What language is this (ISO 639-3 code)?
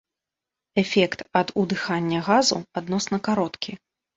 bel